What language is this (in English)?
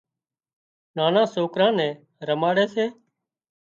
Wadiyara Koli